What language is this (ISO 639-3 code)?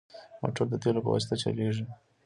pus